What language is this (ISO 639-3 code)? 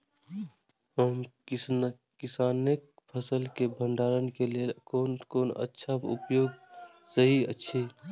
mai